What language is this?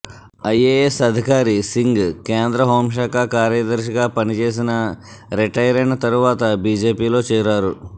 Telugu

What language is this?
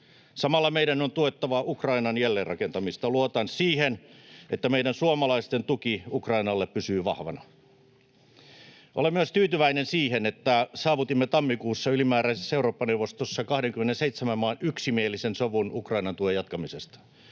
Finnish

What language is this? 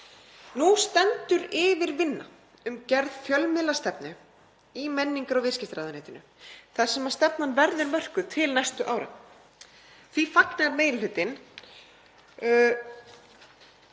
Icelandic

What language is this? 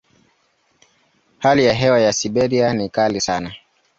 Swahili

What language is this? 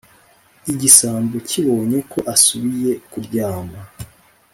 Kinyarwanda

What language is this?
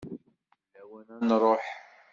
Kabyle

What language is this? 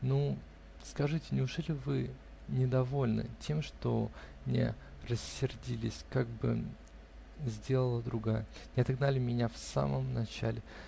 Russian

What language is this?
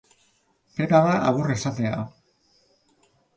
Basque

